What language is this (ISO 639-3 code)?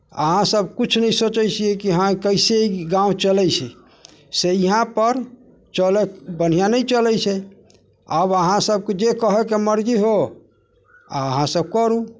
mai